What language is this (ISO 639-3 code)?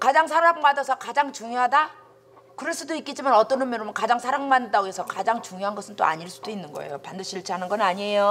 kor